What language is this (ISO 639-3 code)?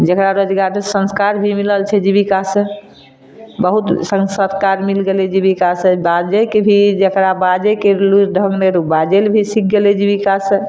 mai